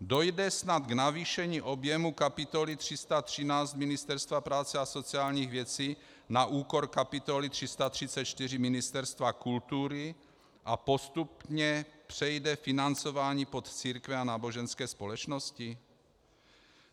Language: Czech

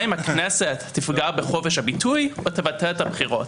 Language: Hebrew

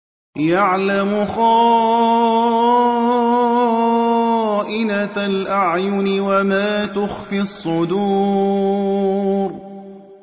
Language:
Arabic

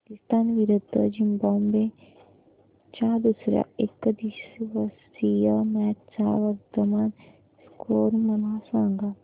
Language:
Marathi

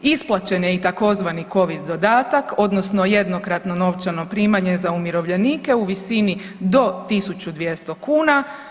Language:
Croatian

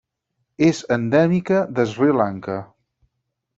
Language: Catalan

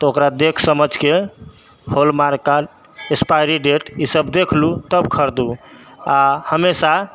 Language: Maithili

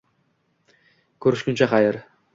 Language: Uzbek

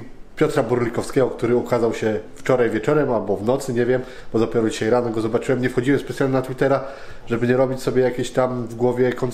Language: Polish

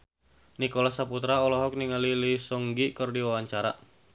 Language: Sundanese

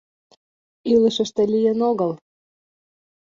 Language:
Mari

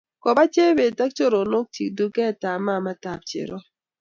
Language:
Kalenjin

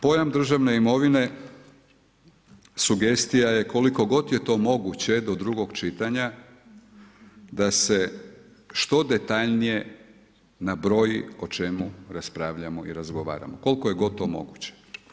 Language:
Croatian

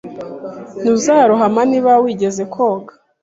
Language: Kinyarwanda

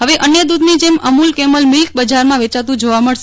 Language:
Gujarati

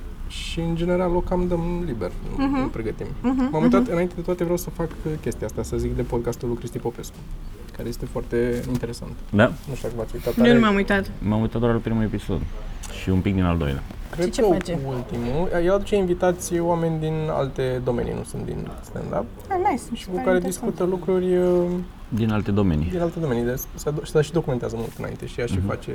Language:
Romanian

